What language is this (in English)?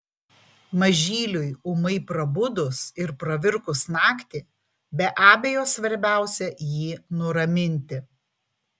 Lithuanian